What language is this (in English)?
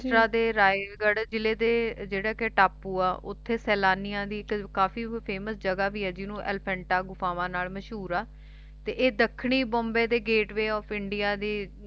Punjabi